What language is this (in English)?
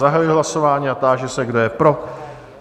Czech